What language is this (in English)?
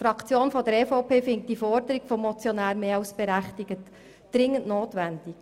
Swiss German